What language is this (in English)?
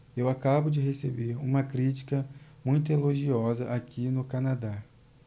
Portuguese